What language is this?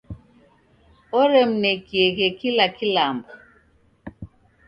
Taita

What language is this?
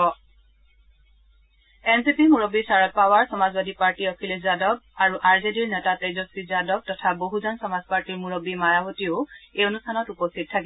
Assamese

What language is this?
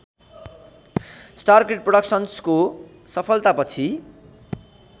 Nepali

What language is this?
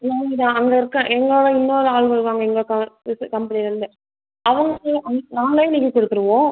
Tamil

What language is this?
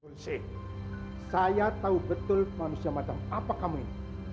Indonesian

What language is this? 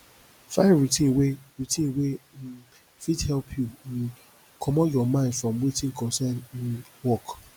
Nigerian Pidgin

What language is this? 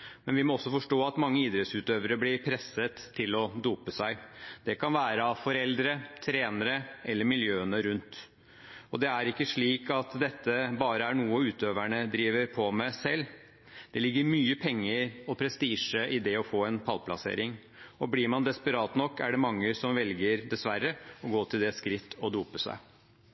Norwegian Bokmål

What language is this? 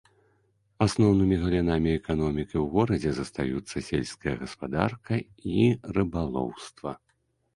Belarusian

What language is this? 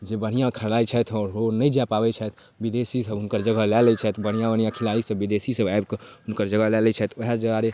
Maithili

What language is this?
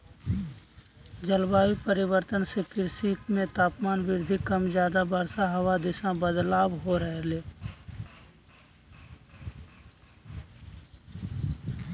Magahi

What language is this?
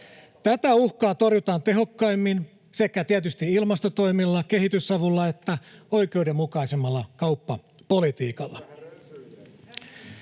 Finnish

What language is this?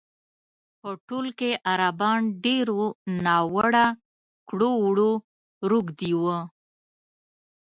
Pashto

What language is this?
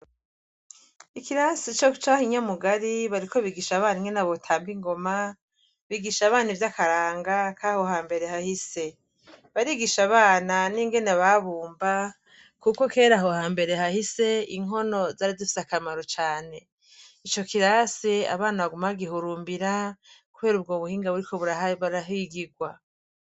Rundi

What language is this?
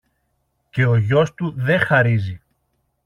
Greek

